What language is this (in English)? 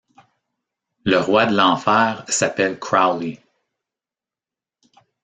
French